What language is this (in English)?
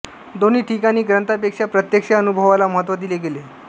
Marathi